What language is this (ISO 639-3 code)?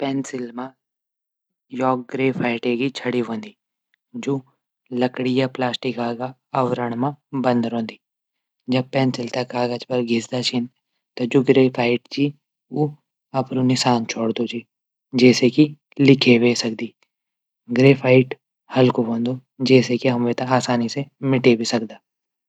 gbm